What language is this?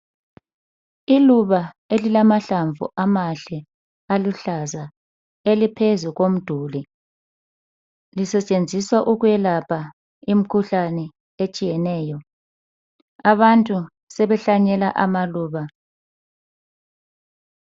North Ndebele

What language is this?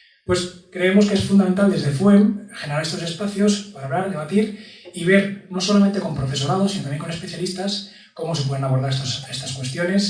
Spanish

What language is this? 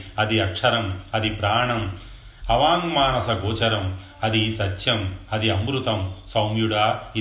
Telugu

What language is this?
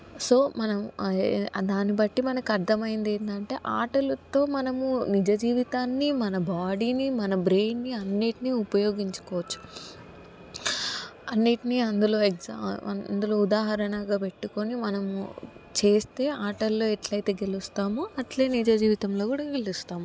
Telugu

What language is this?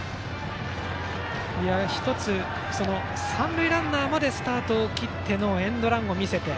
Japanese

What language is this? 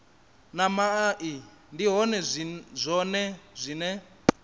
Venda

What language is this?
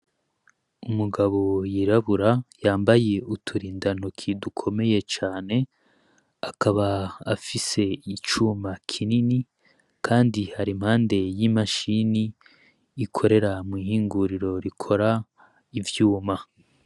Rundi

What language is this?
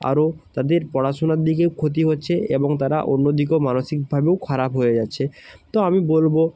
Bangla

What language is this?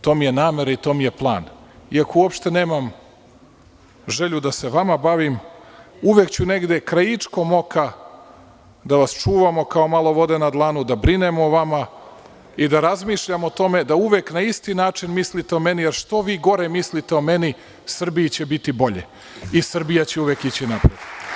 Serbian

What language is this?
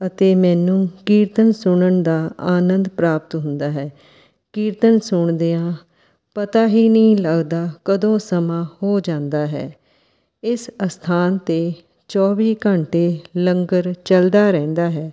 Punjabi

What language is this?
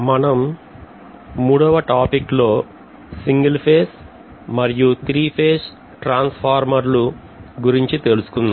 Telugu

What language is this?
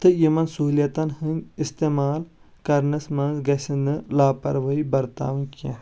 Kashmiri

